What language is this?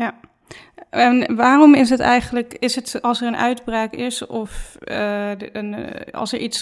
Dutch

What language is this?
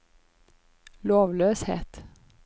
Norwegian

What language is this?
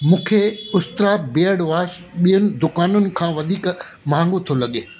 Sindhi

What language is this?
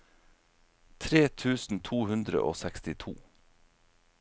Norwegian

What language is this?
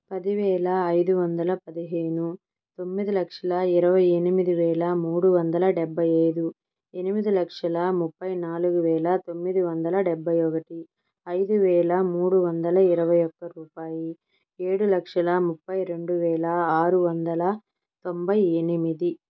Telugu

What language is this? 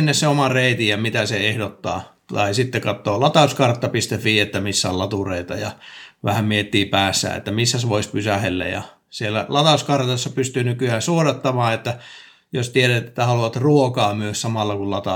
Finnish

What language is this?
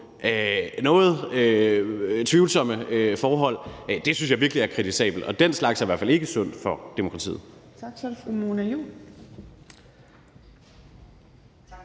Danish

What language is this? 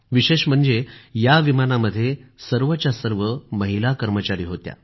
Marathi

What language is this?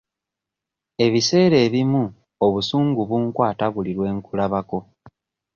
Ganda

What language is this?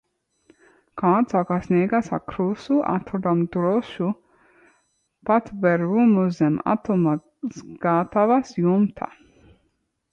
Latvian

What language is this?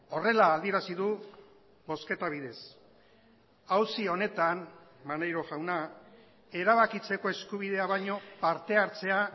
Basque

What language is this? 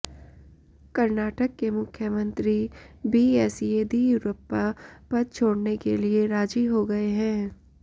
Hindi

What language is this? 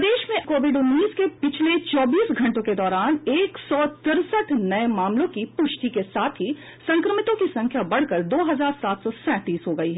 Hindi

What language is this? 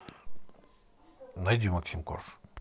Russian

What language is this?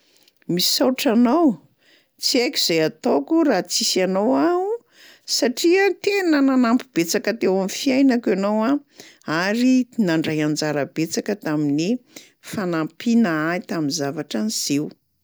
Malagasy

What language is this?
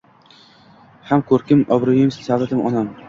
Uzbek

